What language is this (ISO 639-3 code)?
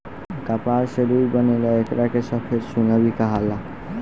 bho